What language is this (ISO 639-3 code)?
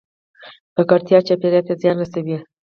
pus